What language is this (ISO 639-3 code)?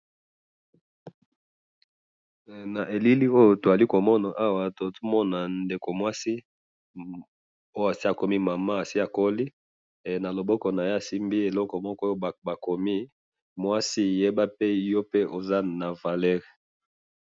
lin